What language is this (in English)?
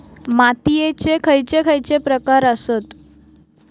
Marathi